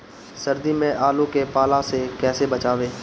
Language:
Bhojpuri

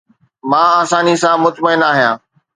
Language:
Sindhi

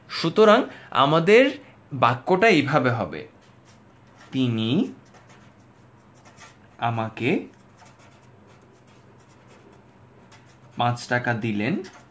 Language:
Bangla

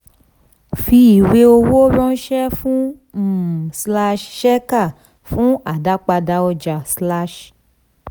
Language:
Yoruba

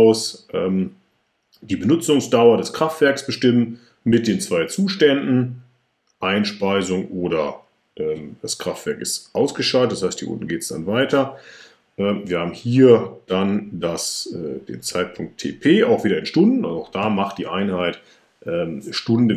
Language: German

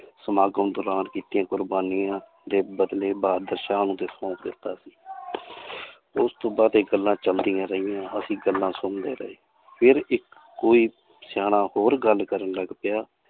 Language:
Punjabi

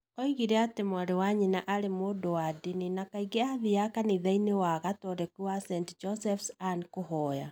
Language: Kikuyu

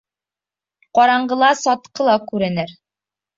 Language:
Bashkir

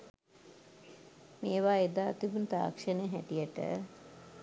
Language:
Sinhala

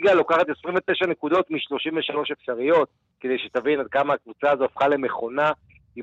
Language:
Hebrew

